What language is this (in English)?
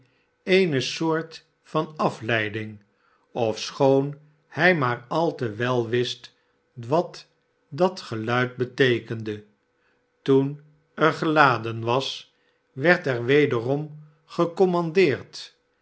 Dutch